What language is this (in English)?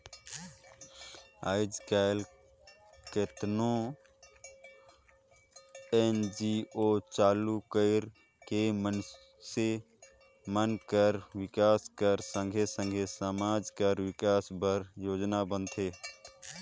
Chhattisgarhi